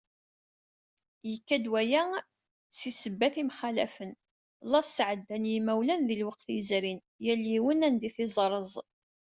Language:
Kabyle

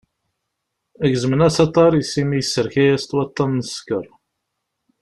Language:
Kabyle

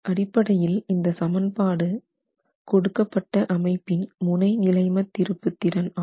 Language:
Tamil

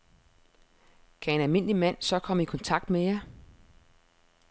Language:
Danish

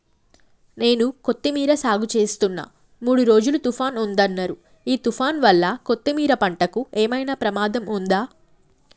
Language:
Telugu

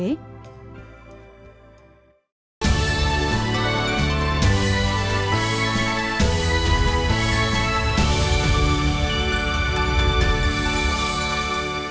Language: Vietnamese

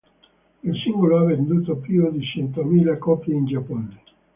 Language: Italian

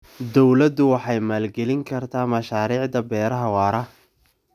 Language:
Somali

